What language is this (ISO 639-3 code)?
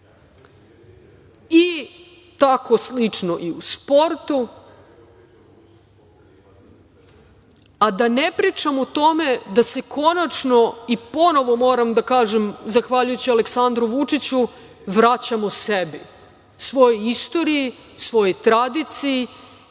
srp